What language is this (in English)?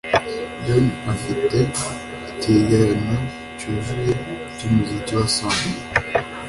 Kinyarwanda